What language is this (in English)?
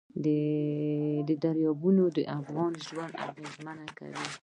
Pashto